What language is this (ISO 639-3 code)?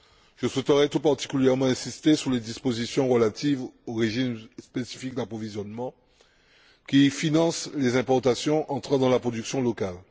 fra